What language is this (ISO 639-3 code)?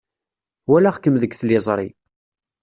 kab